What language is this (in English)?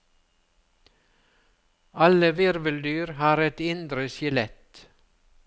Norwegian